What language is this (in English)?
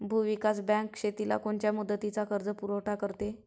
Marathi